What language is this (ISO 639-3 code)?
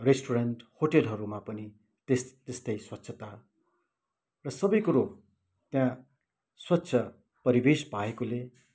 nep